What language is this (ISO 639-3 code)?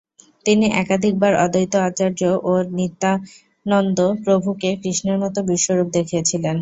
ben